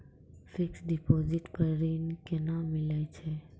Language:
Maithili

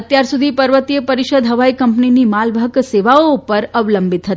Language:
Gujarati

